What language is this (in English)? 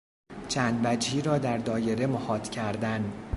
Persian